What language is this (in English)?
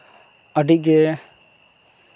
Santali